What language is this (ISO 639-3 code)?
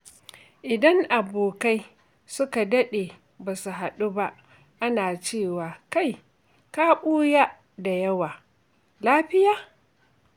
hau